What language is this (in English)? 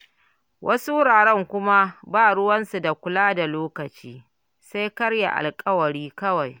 Hausa